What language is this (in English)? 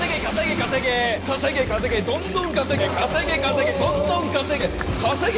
Japanese